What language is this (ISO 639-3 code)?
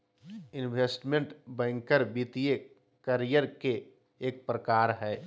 mag